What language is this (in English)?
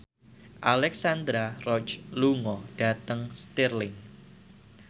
Javanese